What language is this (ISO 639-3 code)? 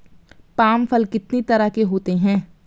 hin